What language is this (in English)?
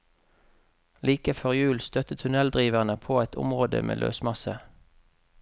Norwegian